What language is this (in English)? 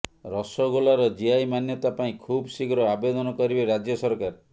Odia